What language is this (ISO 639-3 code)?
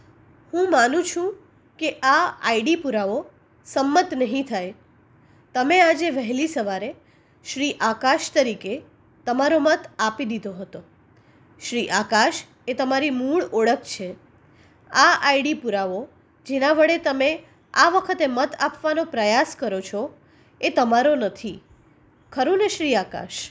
guj